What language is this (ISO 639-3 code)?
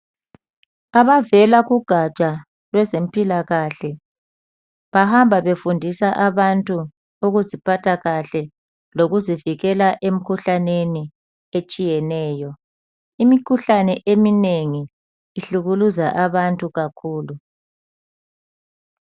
nde